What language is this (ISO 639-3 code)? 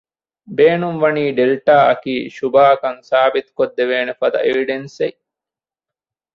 div